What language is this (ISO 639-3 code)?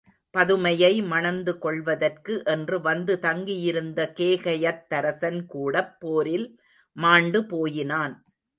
tam